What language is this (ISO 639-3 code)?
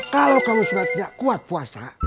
ind